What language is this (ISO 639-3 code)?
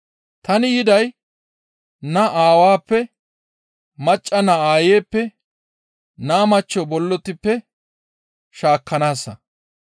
gmv